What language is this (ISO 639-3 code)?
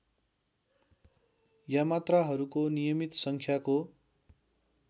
nep